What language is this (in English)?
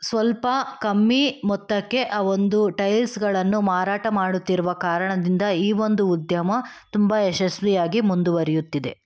Kannada